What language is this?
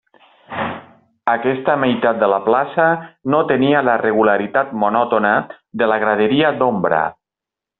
Catalan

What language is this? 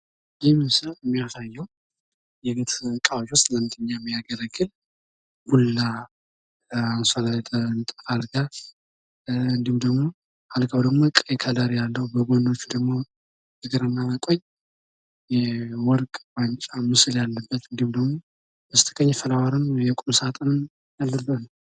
Amharic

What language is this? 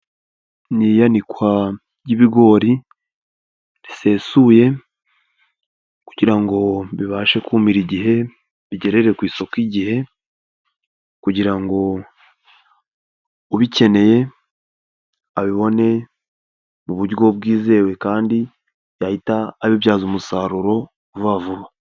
Kinyarwanda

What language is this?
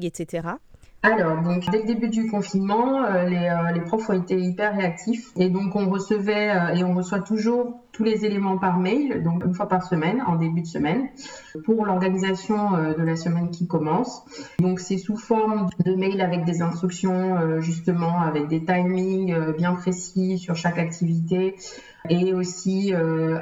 French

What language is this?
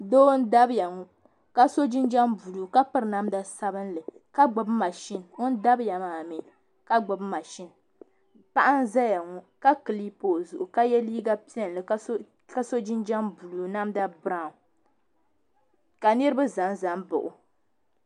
Dagbani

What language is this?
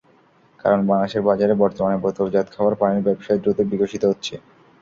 Bangla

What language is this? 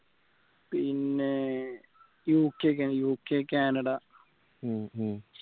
Malayalam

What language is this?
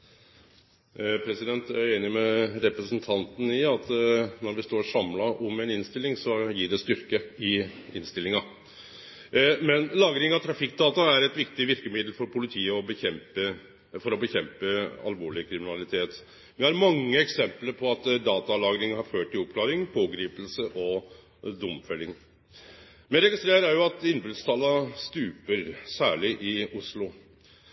Norwegian Nynorsk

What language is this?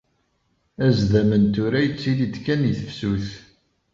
Kabyle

